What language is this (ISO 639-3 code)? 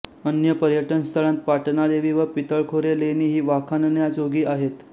mar